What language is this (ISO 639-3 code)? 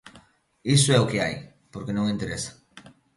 glg